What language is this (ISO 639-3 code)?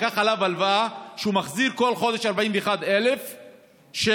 heb